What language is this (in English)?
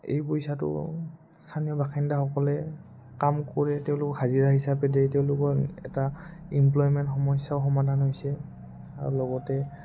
Assamese